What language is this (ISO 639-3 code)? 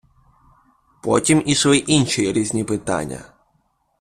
ukr